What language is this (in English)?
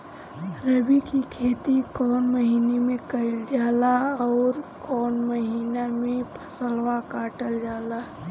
Bhojpuri